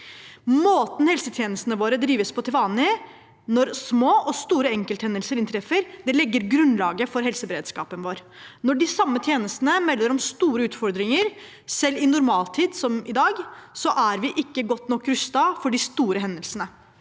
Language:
Norwegian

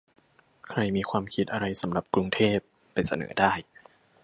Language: Thai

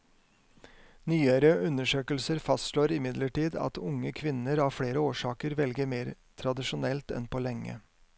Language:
Norwegian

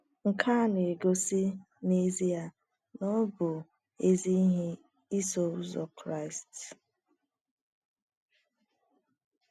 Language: Igbo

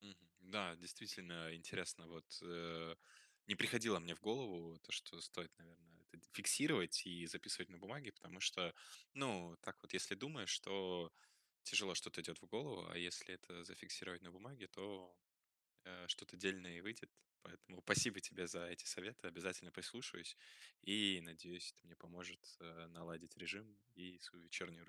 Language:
Russian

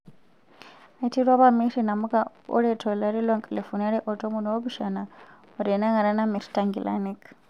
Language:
Masai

